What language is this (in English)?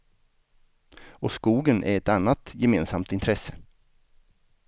Swedish